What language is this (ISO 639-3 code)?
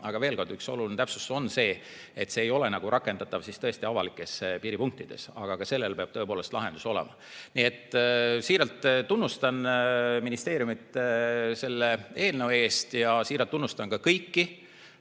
est